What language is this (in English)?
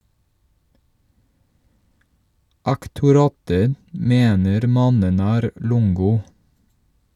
Norwegian